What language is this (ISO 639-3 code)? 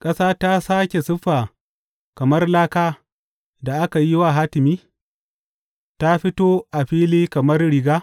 hau